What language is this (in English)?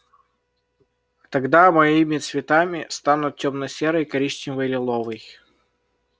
Russian